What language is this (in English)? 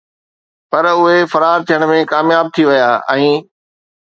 Sindhi